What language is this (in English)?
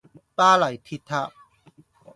Cantonese